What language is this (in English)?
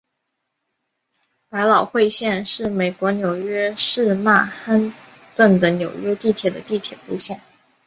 Chinese